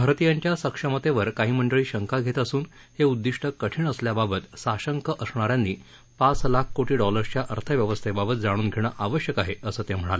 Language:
Marathi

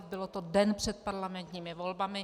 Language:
Czech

